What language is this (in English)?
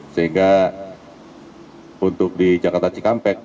Indonesian